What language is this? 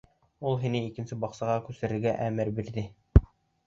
Bashkir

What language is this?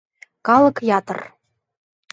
Mari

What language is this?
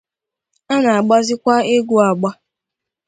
Igbo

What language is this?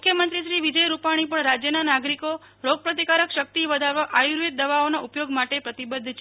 Gujarati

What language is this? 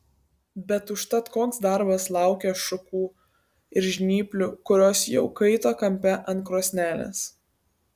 Lithuanian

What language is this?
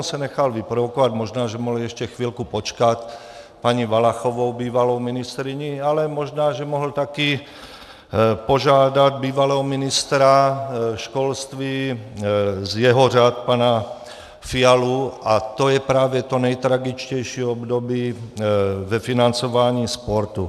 Czech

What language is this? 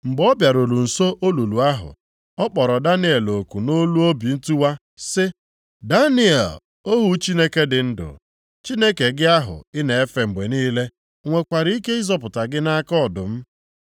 Igbo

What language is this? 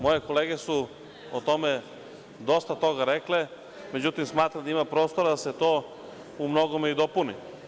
Serbian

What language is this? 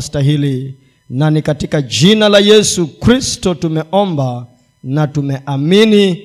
Swahili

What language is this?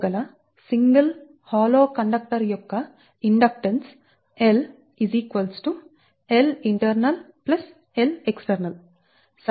Telugu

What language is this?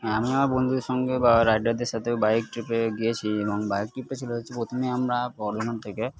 Bangla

